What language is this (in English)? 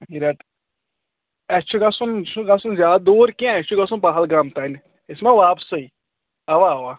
Kashmiri